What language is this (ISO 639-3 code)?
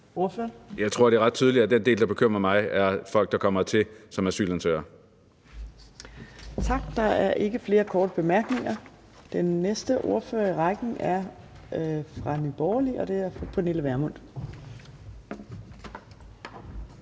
dan